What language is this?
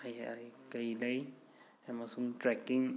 Manipuri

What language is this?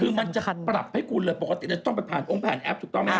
Thai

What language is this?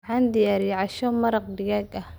Somali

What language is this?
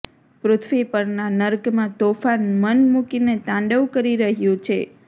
Gujarati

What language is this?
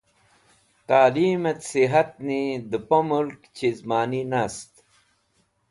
Wakhi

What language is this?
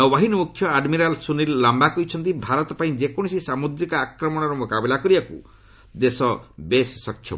Odia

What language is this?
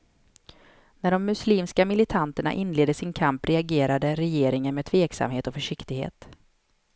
Swedish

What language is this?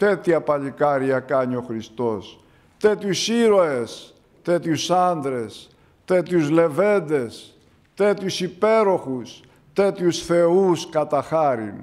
Greek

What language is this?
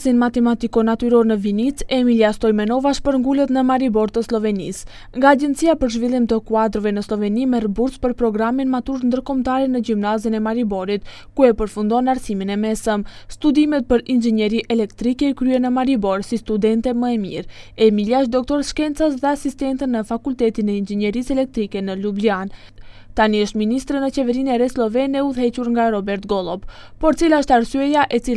Romanian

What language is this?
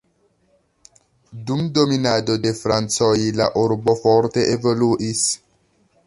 Esperanto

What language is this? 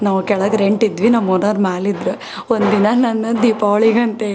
Kannada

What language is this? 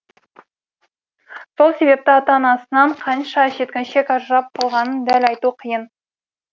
Kazakh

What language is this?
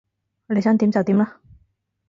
Cantonese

